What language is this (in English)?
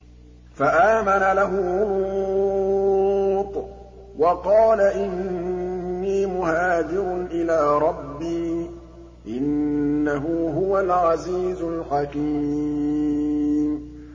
Arabic